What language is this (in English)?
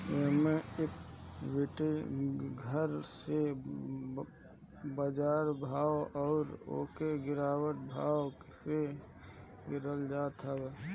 Bhojpuri